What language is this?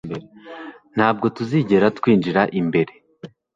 Kinyarwanda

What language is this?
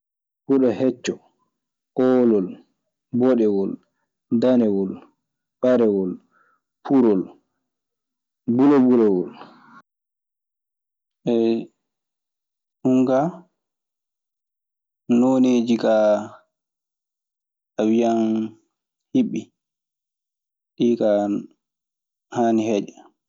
Maasina Fulfulde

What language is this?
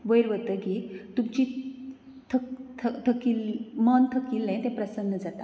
Konkani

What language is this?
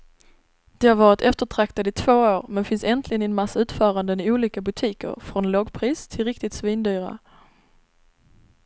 Swedish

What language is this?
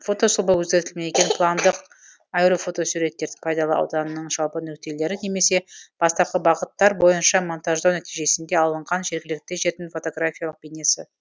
Kazakh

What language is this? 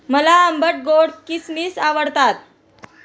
Marathi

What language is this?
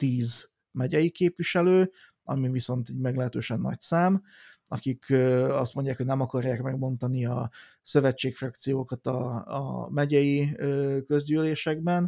Hungarian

